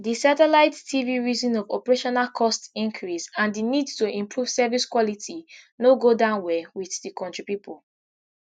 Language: Nigerian Pidgin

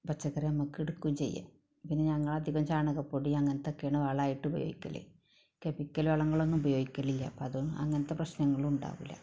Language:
Malayalam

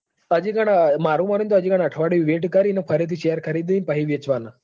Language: Gujarati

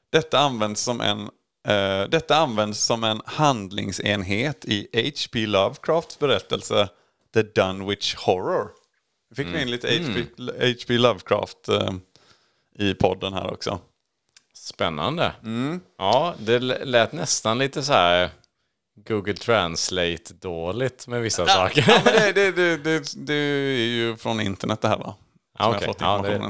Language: Swedish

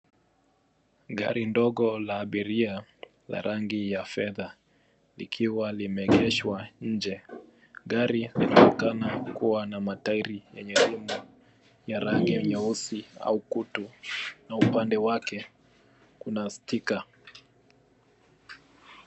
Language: Swahili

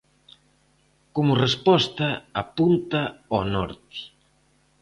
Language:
Galician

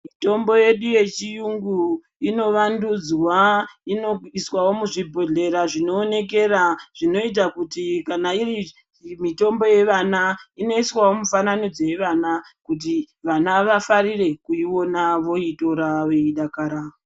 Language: Ndau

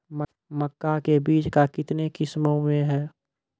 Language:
Maithili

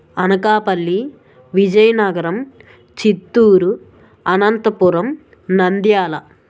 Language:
Telugu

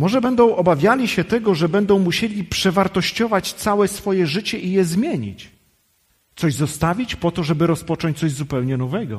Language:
Polish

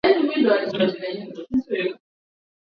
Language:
Swahili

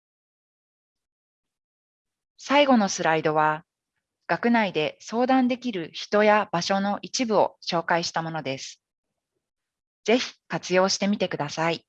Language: Japanese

